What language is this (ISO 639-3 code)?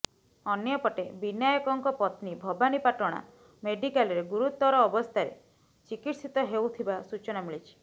ori